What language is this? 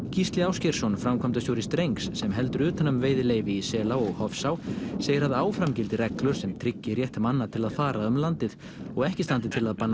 Icelandic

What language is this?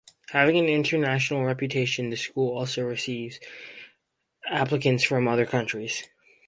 English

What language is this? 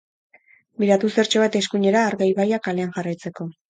Basque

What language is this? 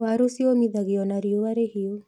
Kikuyu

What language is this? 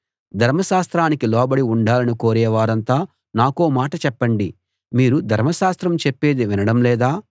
Telugu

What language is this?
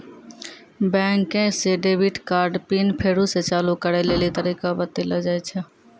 Maithili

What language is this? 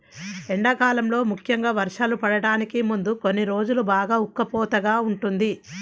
Telugu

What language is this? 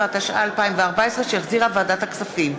Hebrew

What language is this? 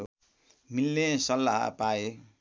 Nepali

